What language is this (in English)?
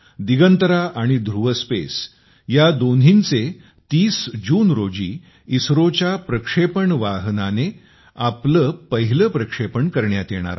Marathi